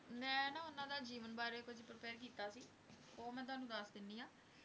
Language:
Punjabi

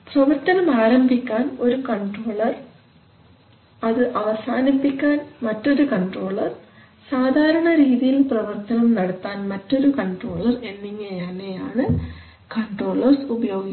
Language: Malayalam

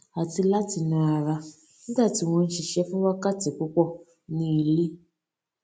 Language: Yoruba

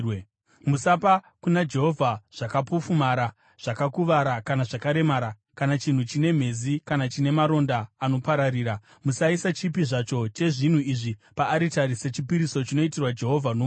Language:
Shona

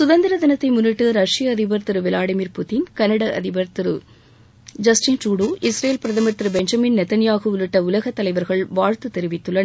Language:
Tamil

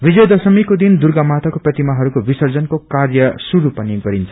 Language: Nepali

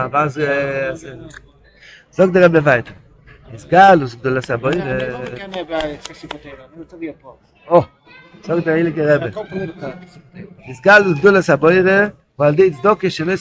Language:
Hebrew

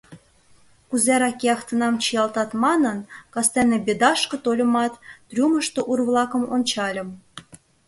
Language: Mari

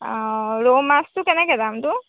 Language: Assamese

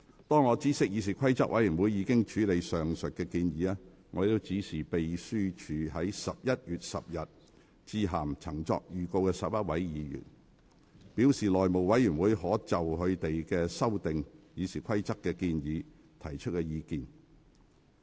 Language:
Cantonese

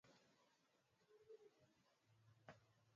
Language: Swahili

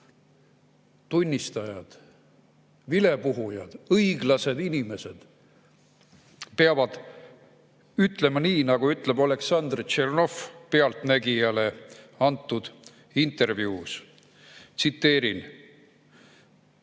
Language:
Estonian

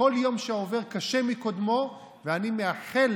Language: Hebrew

